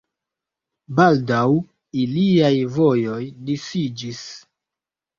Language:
Esperanto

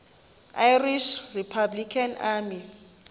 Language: Xhosa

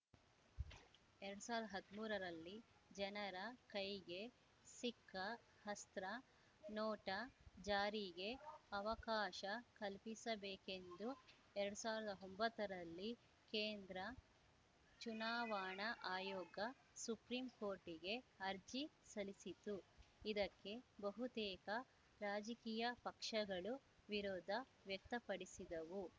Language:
Kannada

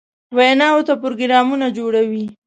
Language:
Pashto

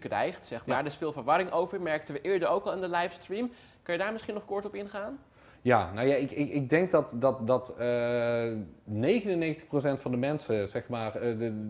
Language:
Dutch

